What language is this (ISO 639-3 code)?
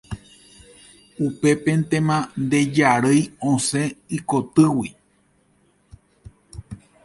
grn